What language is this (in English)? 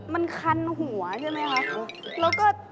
Thai